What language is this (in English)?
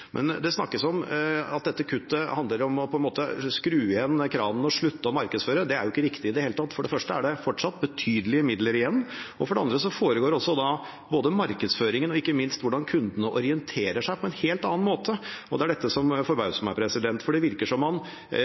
Norwegian Bokmål